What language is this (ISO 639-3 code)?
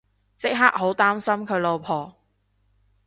yue